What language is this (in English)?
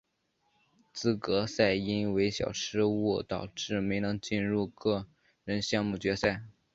Chinese